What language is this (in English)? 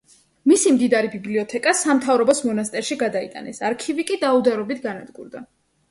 Georgian